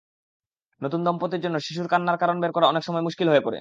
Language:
Bangla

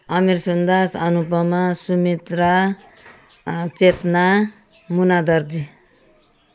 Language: Nepali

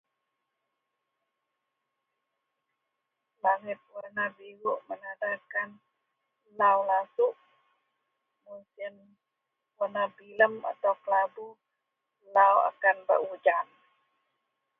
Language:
Central Melanau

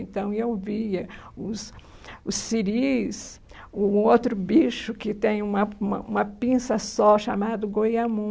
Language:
Portuguese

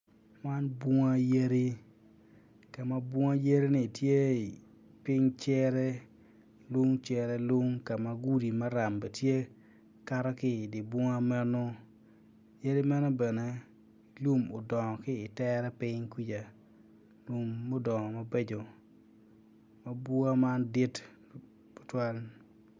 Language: Acoli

